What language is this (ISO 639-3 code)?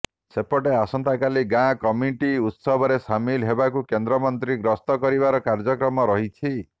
ori